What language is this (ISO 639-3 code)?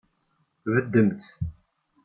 kab